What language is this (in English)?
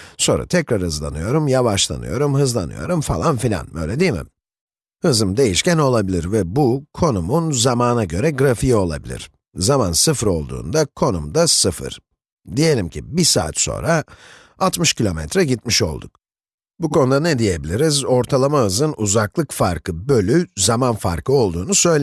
Turkish